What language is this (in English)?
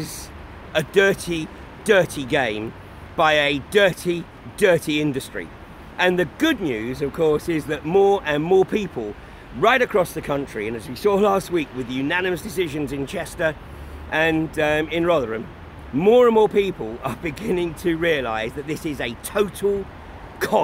English